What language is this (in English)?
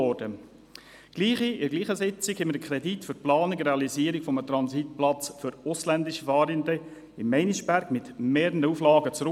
Swiss German